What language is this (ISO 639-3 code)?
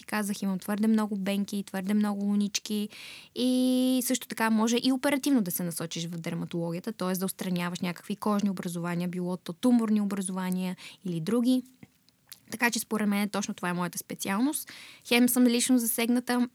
bul